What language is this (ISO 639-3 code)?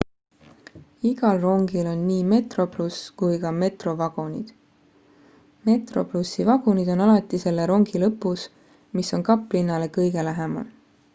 est